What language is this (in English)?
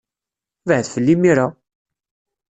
Kabyle